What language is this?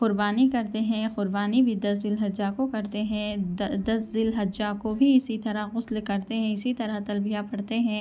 Urdu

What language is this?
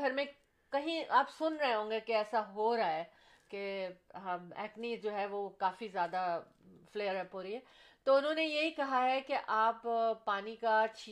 Urdu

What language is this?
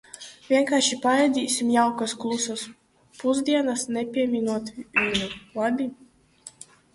Latvian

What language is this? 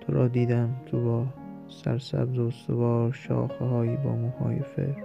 Persian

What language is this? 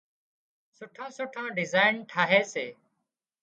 Wadiyara Koli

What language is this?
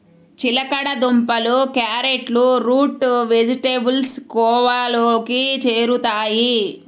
Telugu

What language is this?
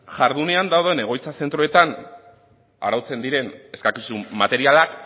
Basque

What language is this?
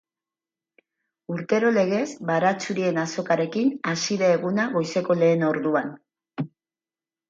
Basque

